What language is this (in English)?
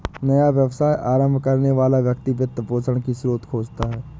Hindi